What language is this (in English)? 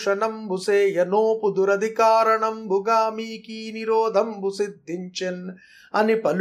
Telugu